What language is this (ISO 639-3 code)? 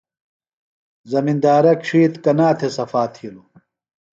phl